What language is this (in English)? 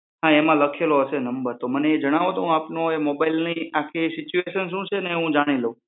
Gujarati